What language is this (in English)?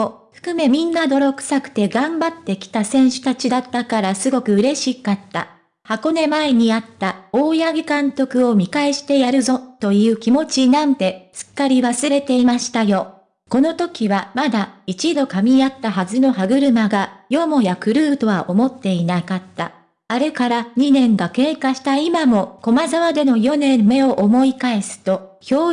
Japanese